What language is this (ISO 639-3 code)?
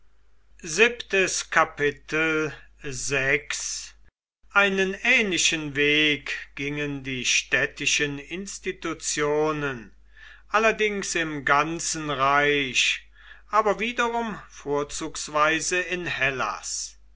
deu